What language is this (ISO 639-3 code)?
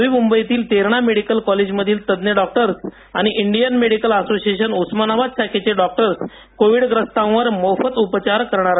mar